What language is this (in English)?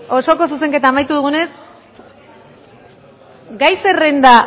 Basque